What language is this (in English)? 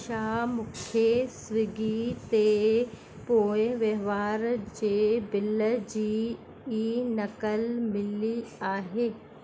Sindhi